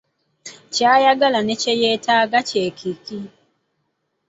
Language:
Ganda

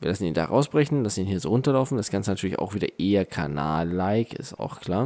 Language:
German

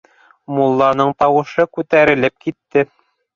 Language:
Bashkir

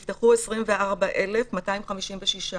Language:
Hebrew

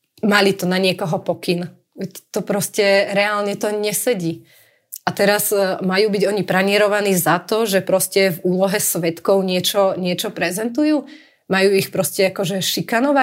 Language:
Slovak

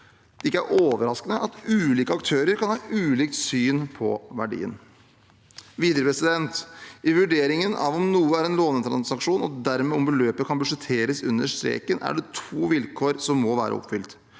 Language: Norwegian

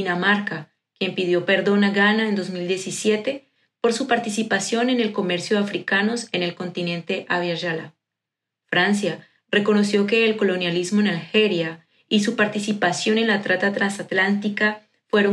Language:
Spanish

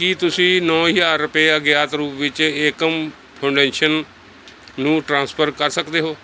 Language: Punjabi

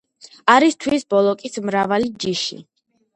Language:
Georgian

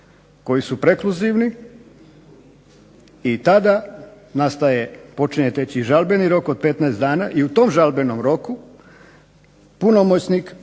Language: Croatian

